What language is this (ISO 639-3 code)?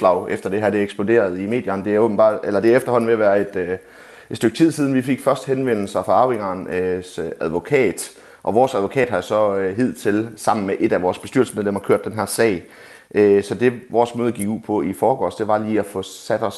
dan